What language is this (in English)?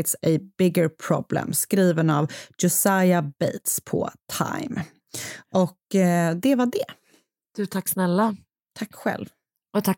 Swedish